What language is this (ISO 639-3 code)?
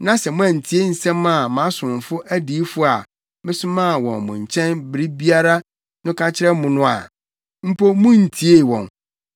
aka